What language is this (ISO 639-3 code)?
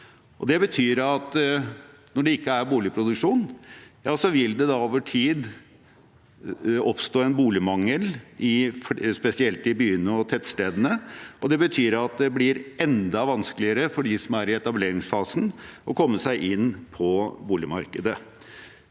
nor